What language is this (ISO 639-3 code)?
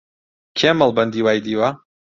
ckb